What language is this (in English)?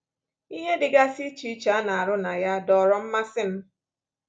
Igbo